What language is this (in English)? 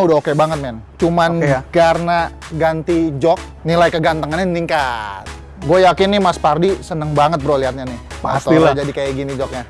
Indonesian